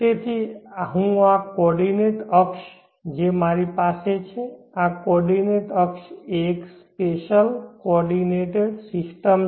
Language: Gujarati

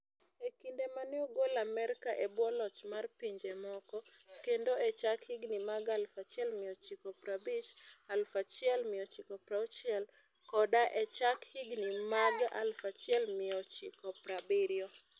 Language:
Luo (Kenya and Tanzania)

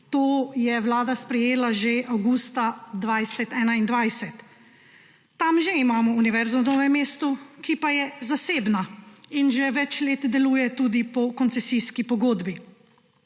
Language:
Slovenian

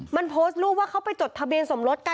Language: Thai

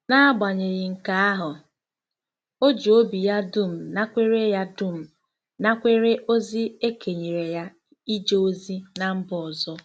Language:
Igbo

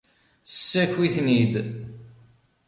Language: Kabyle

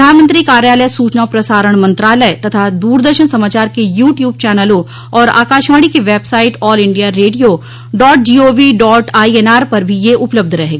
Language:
Hindi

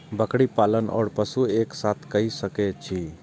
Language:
Maithili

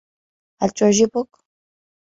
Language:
Arabic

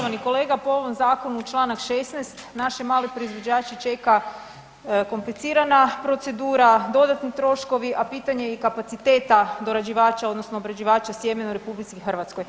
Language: Croatian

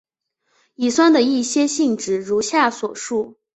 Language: Chinese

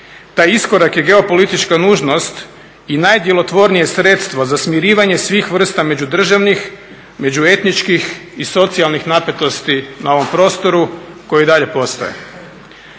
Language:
Croatian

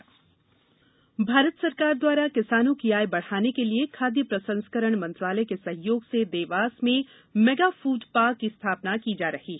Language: Hindi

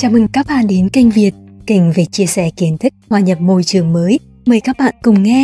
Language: Vietnamese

